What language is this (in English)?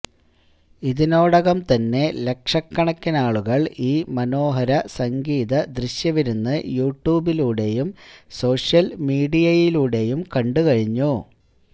Malayalam